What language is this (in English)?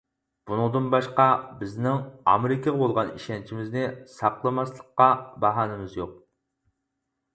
Uyghur